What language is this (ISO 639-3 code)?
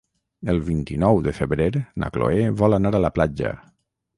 cat